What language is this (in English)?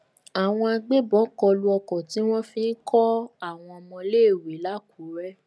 Yoruba